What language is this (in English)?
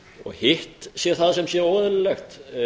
Icelandic